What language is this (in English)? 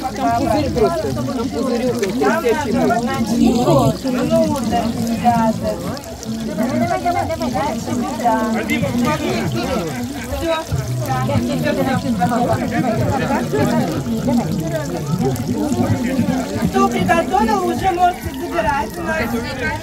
Russian